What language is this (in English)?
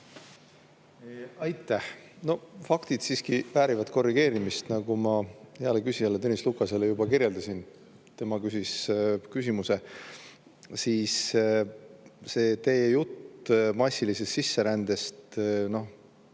Estonian